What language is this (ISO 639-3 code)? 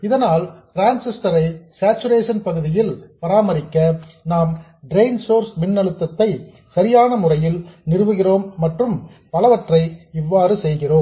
tam